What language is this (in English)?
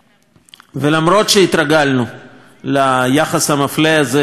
Hebrew